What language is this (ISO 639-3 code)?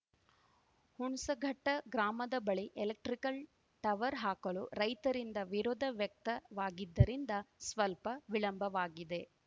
kan